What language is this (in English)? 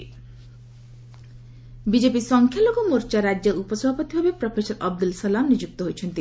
Odia